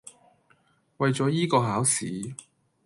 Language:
Cantonese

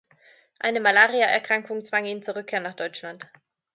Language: German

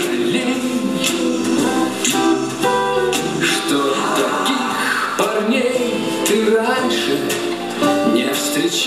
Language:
Ukrainian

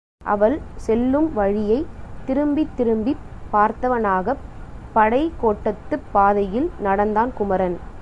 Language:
Tamil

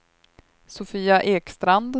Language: Swedish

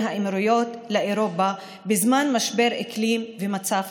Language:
Hebrew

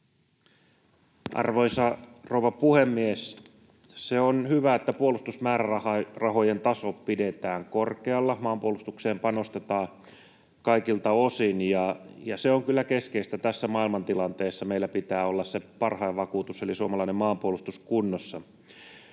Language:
Finnish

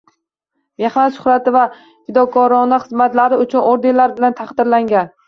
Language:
Uzbek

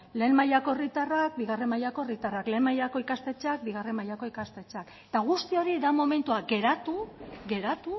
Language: Basque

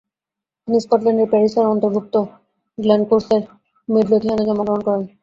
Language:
Bangla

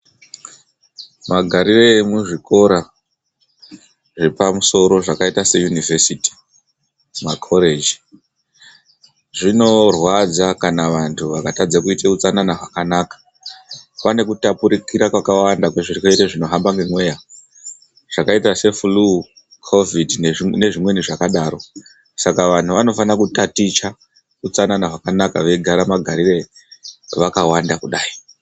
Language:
Ndau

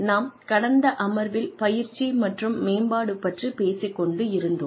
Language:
Tamil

